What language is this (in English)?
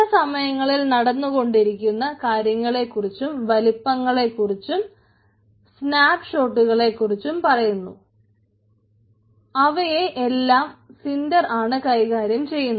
Malayalam